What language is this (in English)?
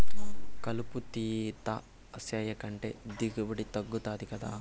Telugu